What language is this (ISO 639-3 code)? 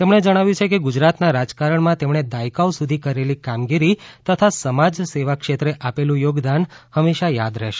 guj